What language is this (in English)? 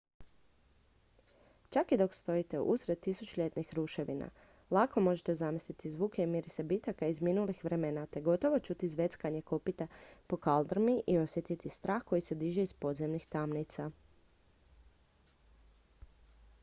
Croatian